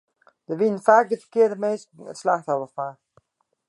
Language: Western Frisian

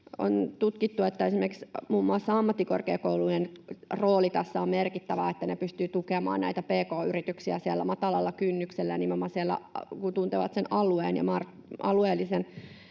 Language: Finnish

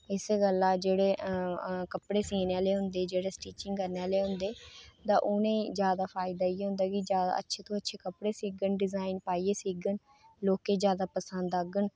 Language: Dogri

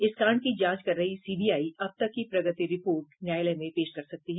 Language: Hindi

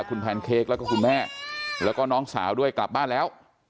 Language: Thai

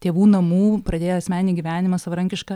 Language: Lithuanian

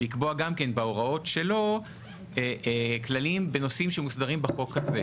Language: Hebrew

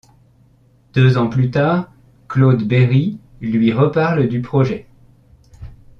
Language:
French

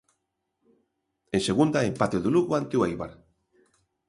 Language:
Galician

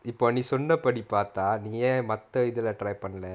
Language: English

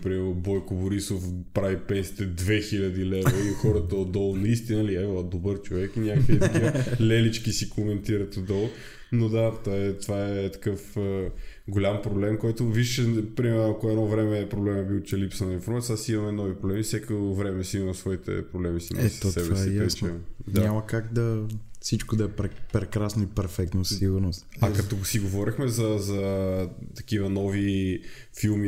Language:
Bulgarian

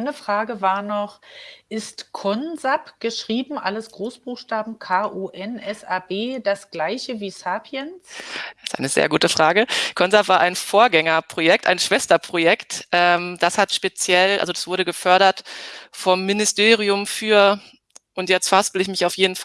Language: German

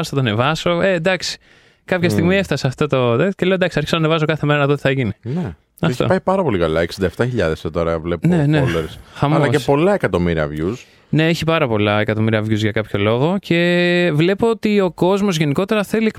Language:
Greek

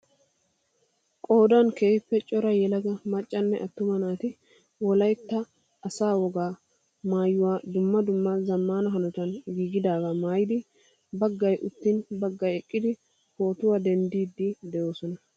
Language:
Wolaytta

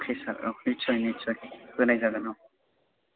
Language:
Bodo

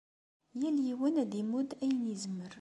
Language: Kabyle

